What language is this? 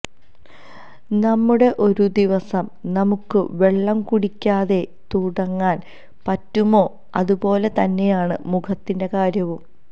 Malayalam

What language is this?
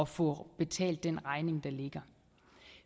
Danish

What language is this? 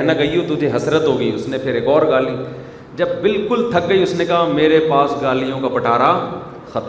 Urdu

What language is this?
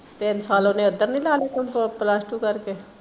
Punjabi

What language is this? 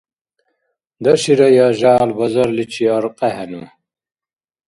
Dargwa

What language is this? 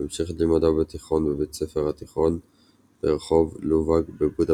Hebrew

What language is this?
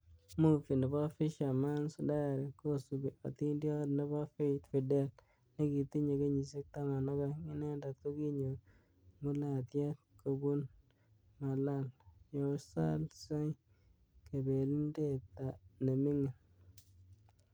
Kalenjin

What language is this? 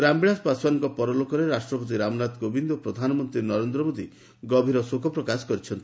Odia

